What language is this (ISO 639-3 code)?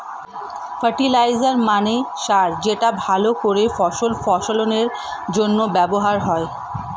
ben